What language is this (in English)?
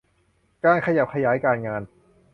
Thai